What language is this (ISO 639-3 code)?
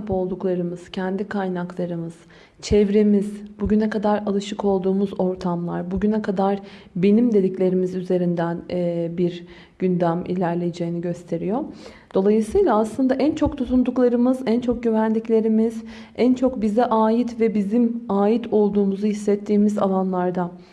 tur